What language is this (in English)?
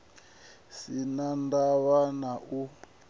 Venda